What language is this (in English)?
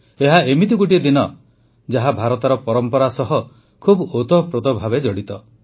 Odia